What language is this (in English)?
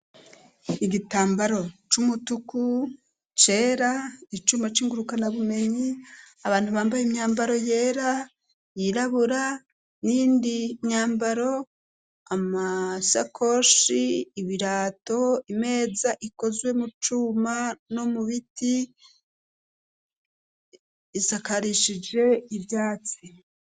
Rundi